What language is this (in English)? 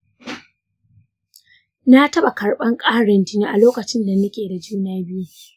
Hausa